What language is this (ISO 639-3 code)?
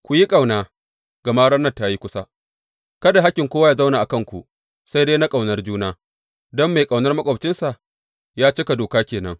hau